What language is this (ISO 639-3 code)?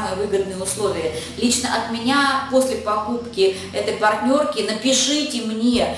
rus